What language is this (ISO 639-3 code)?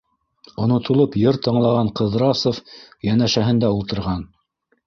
bak